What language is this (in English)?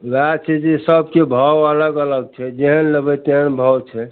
Maithili